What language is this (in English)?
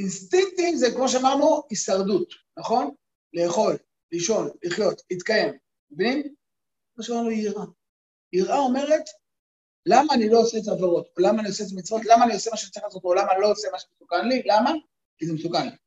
Hebrew